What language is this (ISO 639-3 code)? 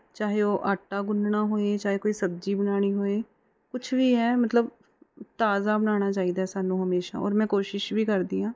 pan